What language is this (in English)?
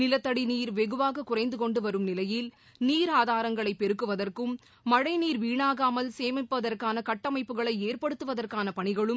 Tamil